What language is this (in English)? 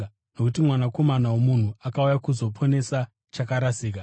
Shona